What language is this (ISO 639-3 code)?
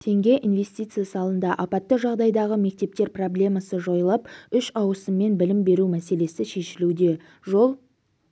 kaz